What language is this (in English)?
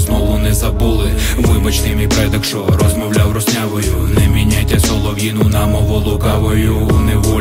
Ukrainian